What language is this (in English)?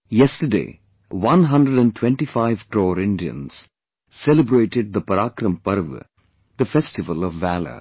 English